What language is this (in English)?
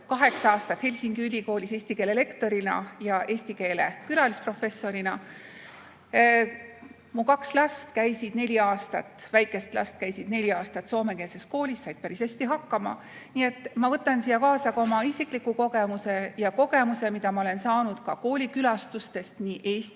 Estonian